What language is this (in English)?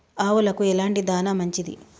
Telugu